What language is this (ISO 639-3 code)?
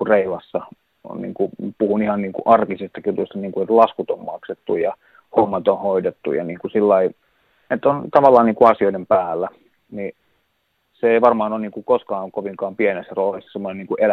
fin